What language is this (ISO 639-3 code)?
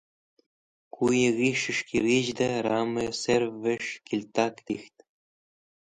wbl